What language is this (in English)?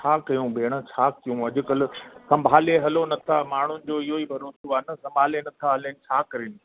Sindhi